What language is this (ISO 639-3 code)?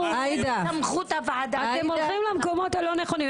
heb